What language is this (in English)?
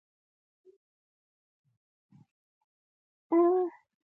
Pashto